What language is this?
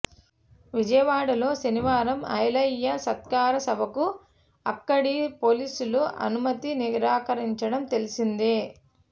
Telugu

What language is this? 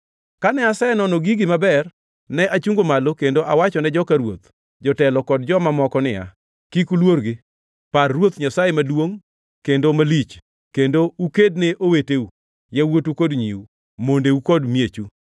Luo (Kenya and Tanzania)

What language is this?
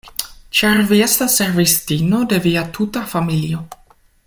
Esperanto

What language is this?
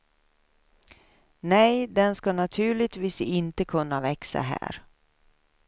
Swedish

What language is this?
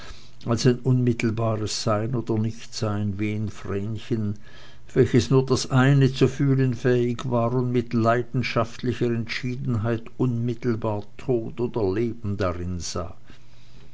German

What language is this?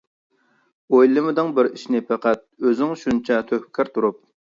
Uyghur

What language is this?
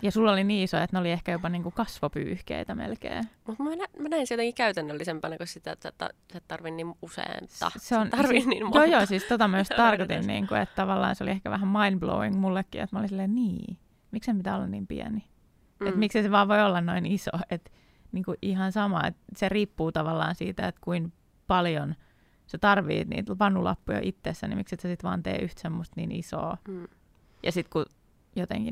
Finnish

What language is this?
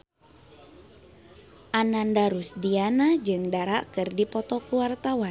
Sundanese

